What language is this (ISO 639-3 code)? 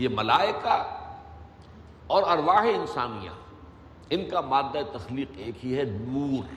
urd